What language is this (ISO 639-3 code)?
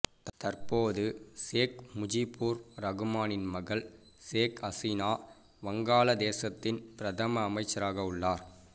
tam